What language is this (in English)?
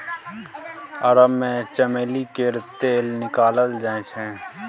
Maithili